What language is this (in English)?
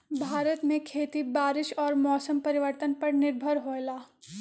Magahi